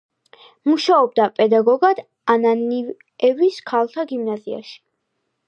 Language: Georgian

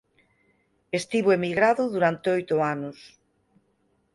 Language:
Galician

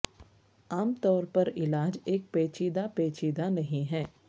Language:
Urdu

